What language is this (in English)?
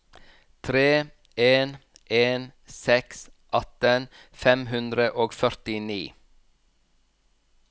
Norwegian